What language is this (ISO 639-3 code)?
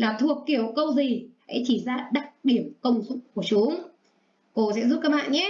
vie